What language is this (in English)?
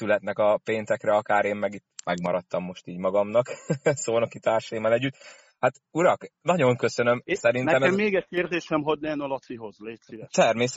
Hungarian